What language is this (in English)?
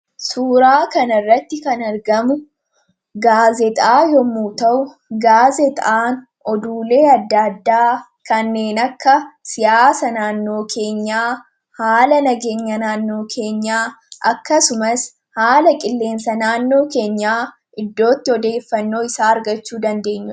Oromo